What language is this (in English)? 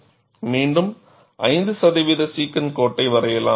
Tamil